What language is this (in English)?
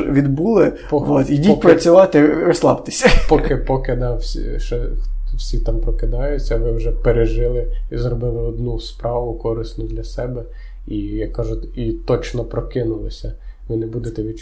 Ukrainian